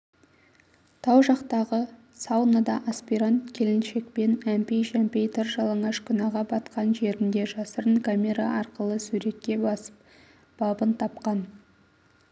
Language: Kazakh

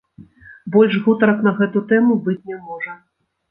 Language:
Belarusian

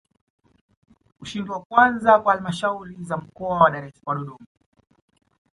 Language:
Swahili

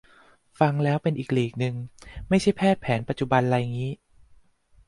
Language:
Thai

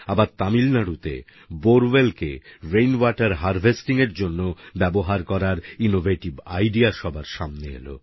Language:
Bangla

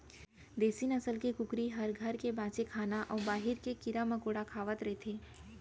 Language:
Chhattisgarhi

